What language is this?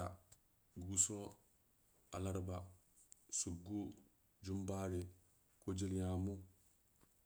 Samba Leko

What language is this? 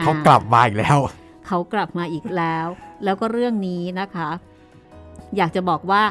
Thai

